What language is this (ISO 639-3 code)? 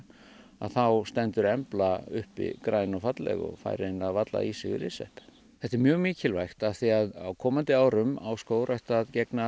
isl